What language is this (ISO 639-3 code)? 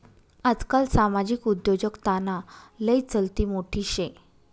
mar